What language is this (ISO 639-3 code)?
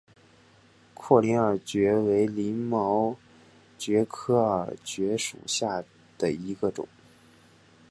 zho